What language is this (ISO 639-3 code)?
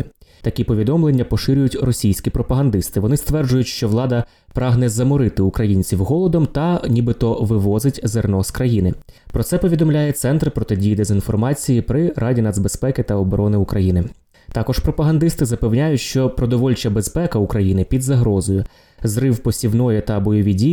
ukr